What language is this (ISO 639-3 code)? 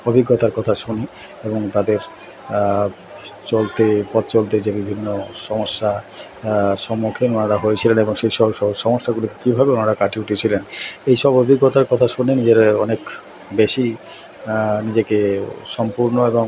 ben